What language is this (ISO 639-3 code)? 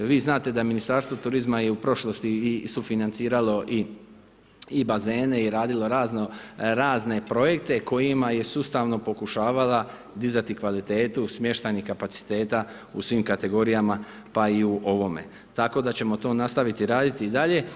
hrv